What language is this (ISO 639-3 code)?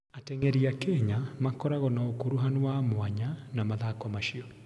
kik